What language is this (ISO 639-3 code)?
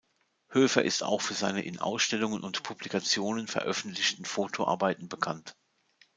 deu